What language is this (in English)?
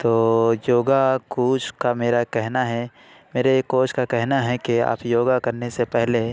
Urdu